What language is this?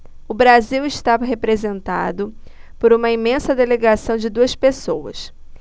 Portuguese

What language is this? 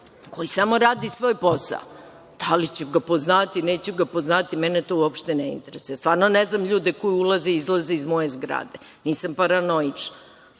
Serbian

